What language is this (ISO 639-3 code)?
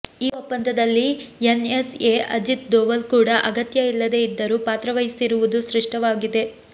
kan